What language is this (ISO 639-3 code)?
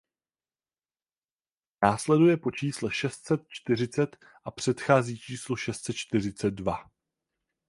ces